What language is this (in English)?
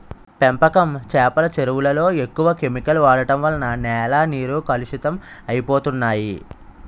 Telugu